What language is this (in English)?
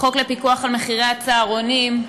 Hebrew